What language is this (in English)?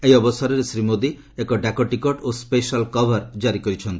Odia